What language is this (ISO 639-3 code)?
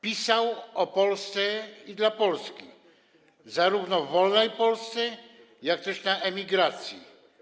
pol